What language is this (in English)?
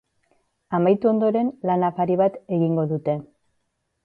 Basque